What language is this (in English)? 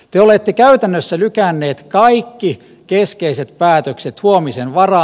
Finnish